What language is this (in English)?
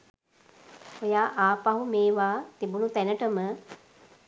Sinhala